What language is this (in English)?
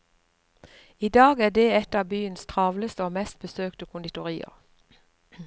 Norwegian